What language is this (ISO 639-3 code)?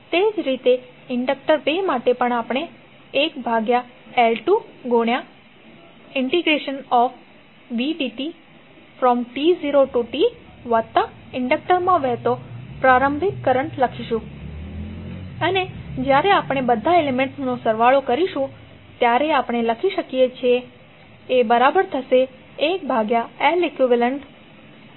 guj